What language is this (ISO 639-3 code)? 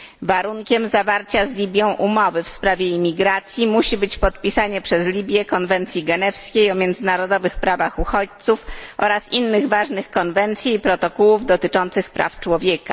pol